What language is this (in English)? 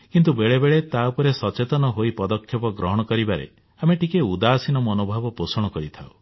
Odia